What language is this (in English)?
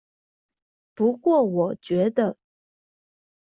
Chinese